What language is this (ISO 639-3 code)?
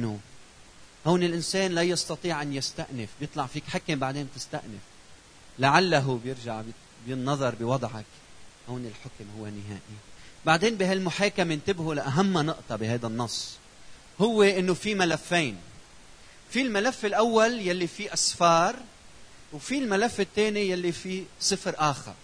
ara